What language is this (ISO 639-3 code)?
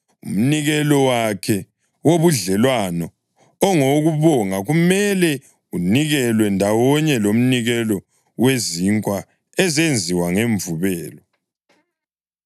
nde